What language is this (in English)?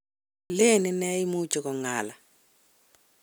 Kalenjin